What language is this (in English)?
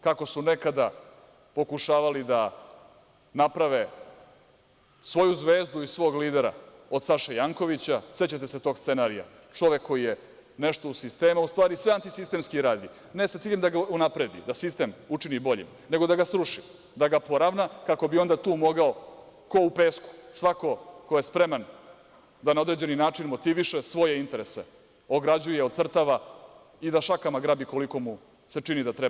Serbian